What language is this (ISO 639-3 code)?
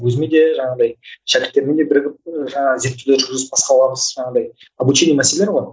kaz